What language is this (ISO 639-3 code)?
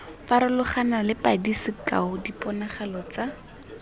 tsn